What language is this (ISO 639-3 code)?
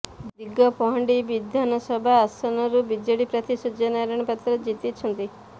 ori